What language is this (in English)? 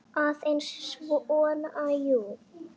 Icelandic